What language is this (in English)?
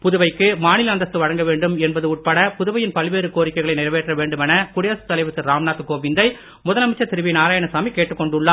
Tamil